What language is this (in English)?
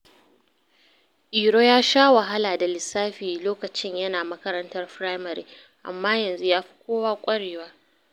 Hausa